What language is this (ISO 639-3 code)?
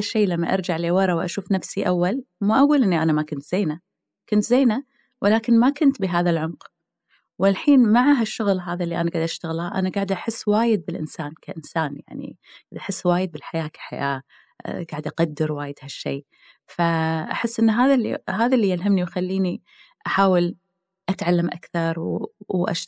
ara